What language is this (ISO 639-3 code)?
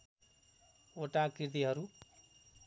nep